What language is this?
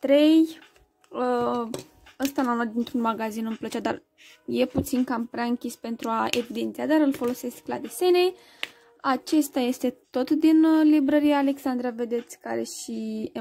Romanian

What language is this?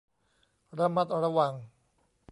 Thai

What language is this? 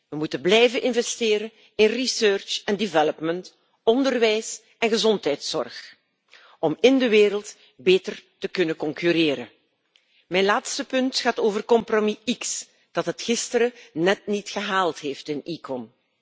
Dutch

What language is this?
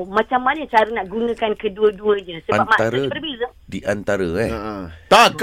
Malay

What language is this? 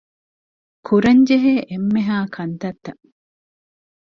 Divehi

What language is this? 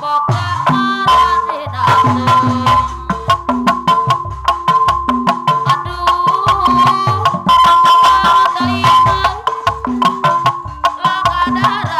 Indonesian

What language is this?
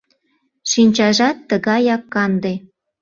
Mari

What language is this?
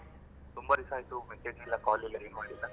Kannada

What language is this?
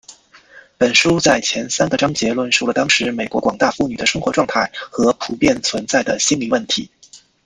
Chinese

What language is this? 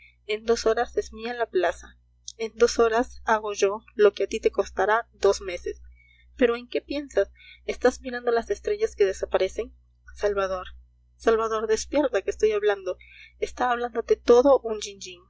Spanish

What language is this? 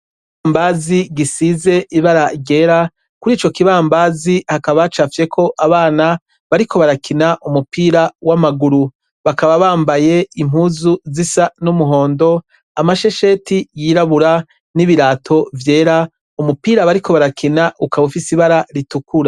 Rundi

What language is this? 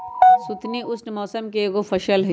Magahi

